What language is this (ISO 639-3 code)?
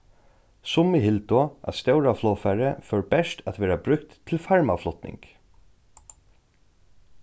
fao